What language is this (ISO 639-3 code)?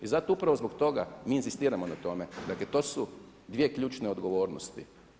hrv